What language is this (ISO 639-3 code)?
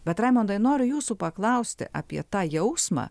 lit